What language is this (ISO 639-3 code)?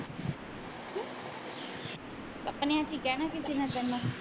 pan